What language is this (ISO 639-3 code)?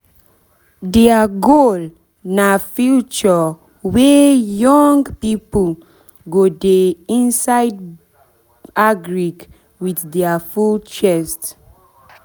pcm